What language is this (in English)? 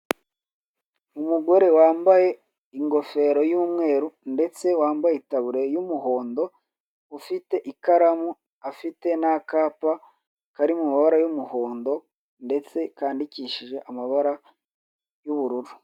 Kinyarwanda